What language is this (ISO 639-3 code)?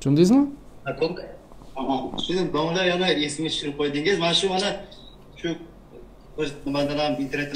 tur